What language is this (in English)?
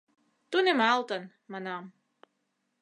Mari